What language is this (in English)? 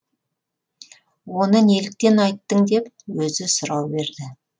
Kazakh